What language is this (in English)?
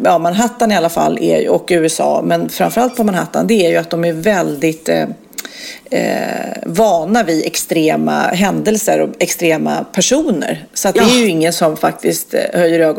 Swedish